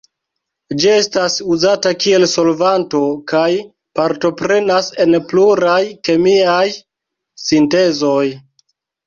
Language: Esperanto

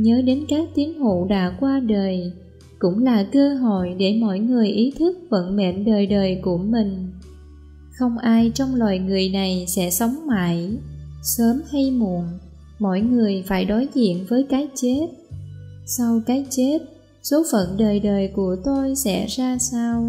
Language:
Vietnamese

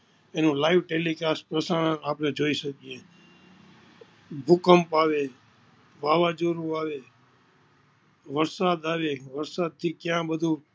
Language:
Gujarati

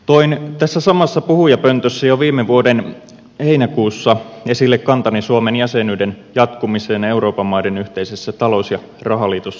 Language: Finnish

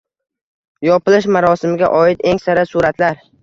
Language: Uzbek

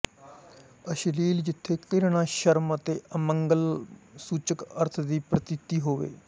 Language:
Punjabi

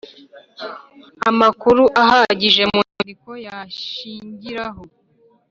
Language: Kinyarwanda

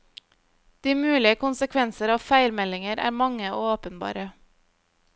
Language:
Norwegian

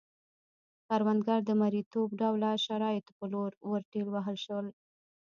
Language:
Pashto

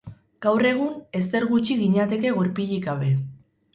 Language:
Basque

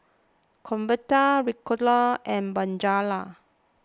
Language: English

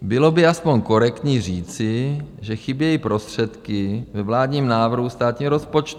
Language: Czech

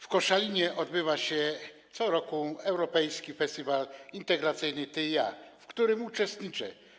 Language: Polish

